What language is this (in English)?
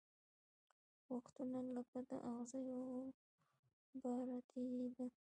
Pashto